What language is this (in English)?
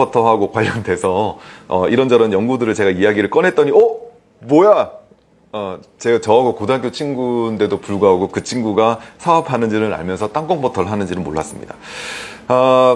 Korean